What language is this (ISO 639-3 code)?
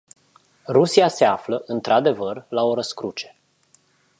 ron